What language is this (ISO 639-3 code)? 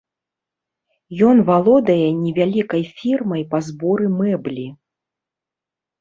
bel